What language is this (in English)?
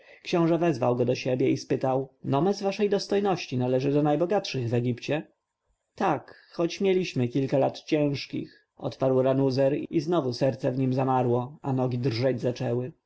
Polish